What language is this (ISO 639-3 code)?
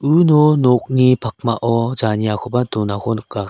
grt